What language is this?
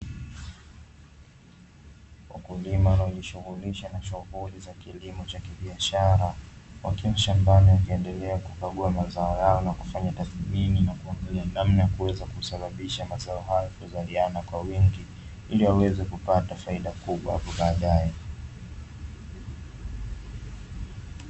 Swahili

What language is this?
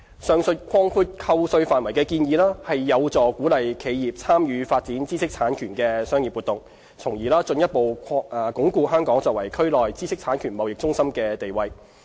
Cantonese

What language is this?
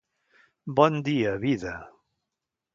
Catalan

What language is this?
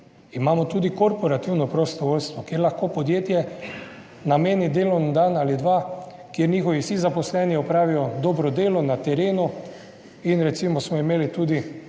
Slovenian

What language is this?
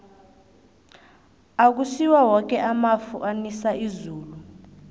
South Ndebele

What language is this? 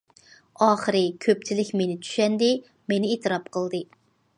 Uyghur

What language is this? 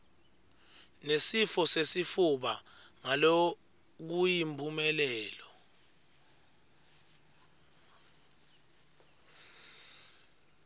Swati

